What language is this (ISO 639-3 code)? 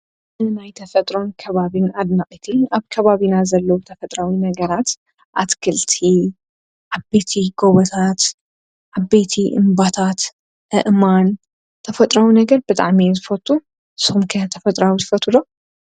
tir